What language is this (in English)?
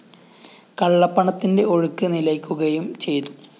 Malayalam